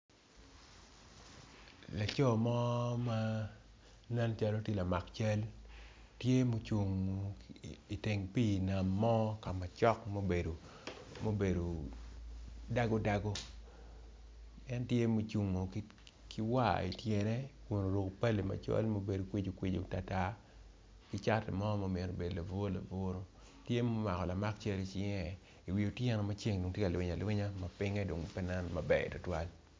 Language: Acoli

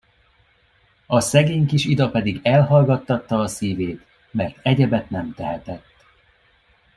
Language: Hungarian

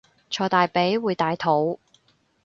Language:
Cantonese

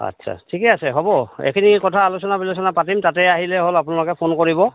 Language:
Assamese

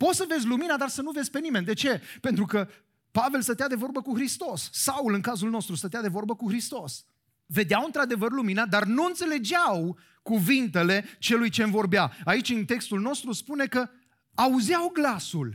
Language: Romanian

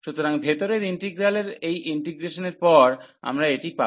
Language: Bangla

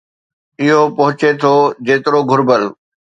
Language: Sindhi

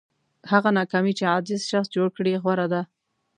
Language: Pashto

